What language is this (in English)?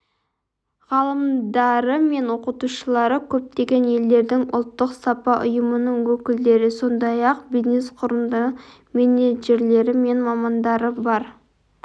Kazakh